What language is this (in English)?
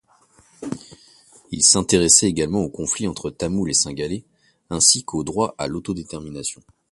French